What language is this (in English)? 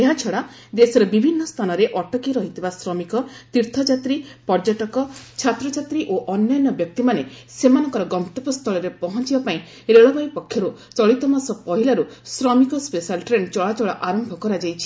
Odia